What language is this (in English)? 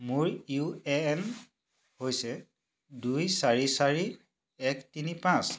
Assamese